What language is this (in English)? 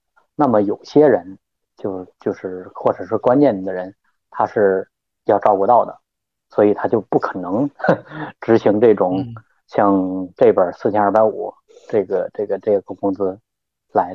Chinese